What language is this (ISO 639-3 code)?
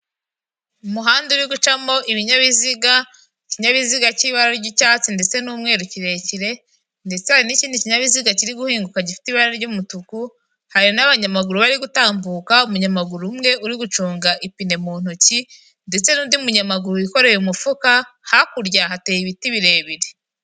kin